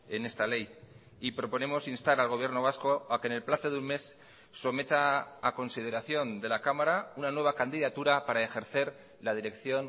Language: Spanish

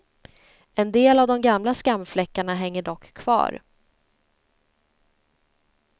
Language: Swedish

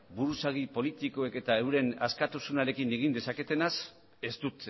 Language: Basque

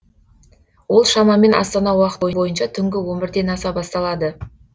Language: Kazakh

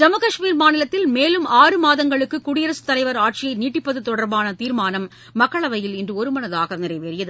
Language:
Tamil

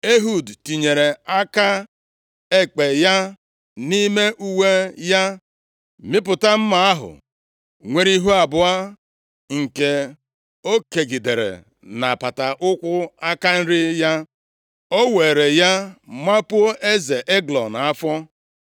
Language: Igbo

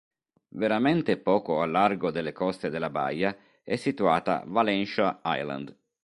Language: Italian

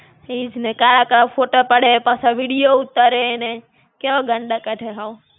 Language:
Gujarati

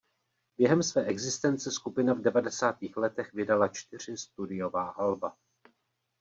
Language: Czech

